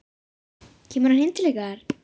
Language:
Icelandic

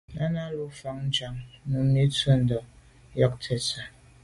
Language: Medumba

